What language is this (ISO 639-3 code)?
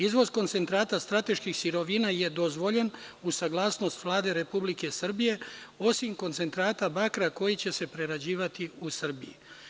srp